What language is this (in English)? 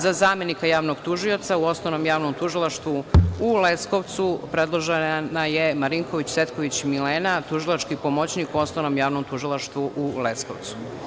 Serbian